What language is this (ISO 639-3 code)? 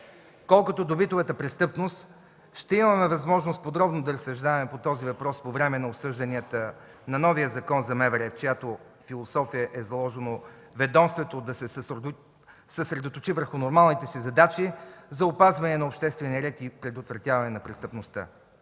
bul